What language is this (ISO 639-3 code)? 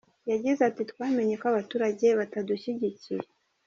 kin